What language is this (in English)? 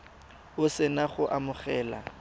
Tswana